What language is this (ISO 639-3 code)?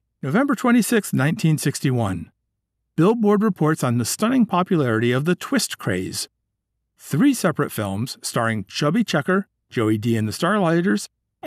eng